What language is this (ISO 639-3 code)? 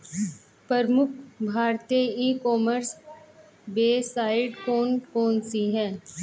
hin